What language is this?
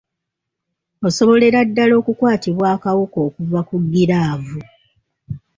Ganda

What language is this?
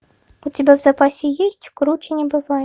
Russian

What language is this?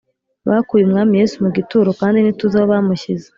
Kinyarwanda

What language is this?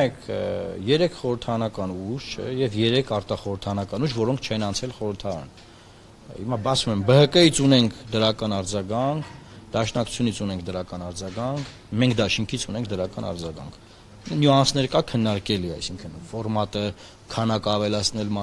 Turkish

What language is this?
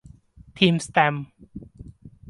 Thai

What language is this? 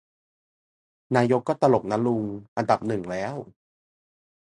Thai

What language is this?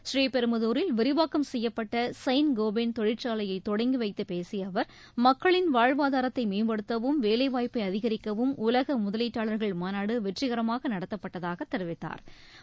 Tamil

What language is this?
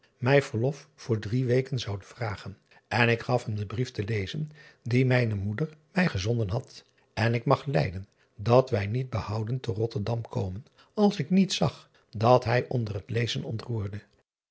Dutch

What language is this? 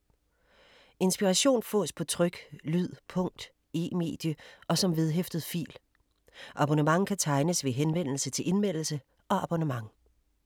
Danish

